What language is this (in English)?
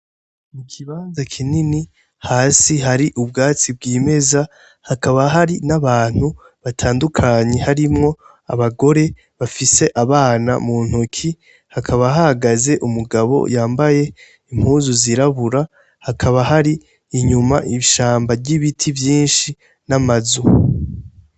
Rundi